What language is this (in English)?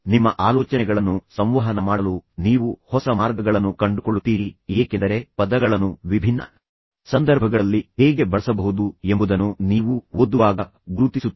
Kannada